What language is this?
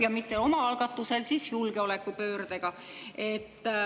Estonian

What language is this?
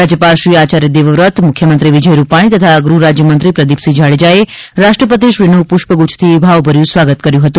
Gujarati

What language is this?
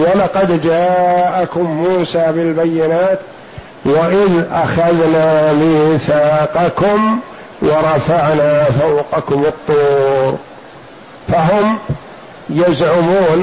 Arabic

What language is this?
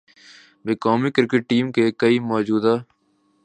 Urdu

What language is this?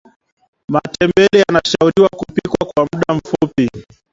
Swahili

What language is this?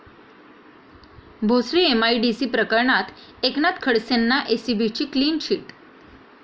Marathi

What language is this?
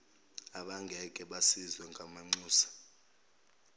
Zulu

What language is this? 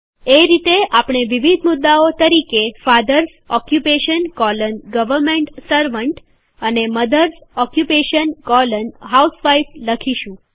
Gujarati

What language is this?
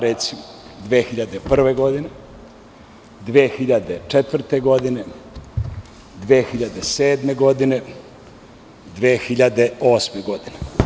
Serbian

